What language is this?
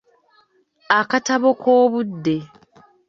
Ganda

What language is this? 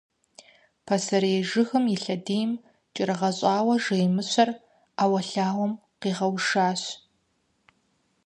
Kabardian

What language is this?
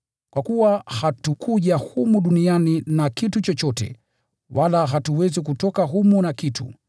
Swahili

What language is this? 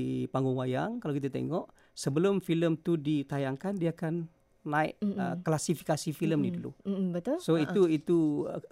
Malay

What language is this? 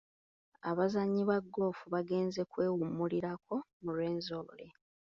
Ganda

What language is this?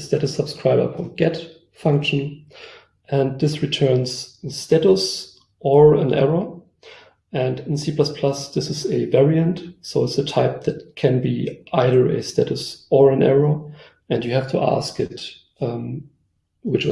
English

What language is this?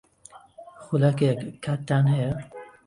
Central Kurdish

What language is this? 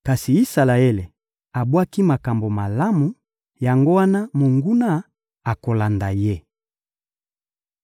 Lingala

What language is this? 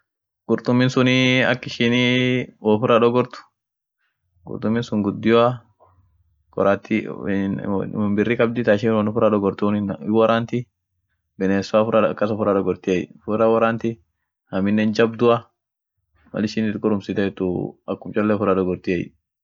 Orma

